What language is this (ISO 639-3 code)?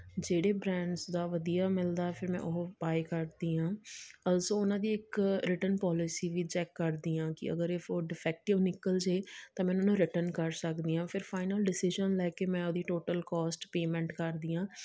pan